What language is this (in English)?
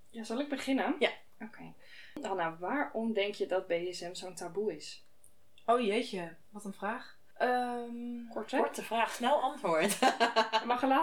Dutch